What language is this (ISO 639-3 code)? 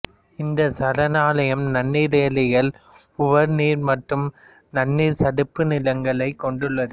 tam